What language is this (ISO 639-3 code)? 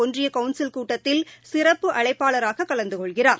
tam